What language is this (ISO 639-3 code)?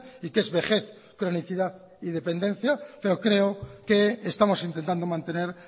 spa